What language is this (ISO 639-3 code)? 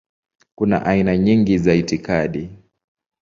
swa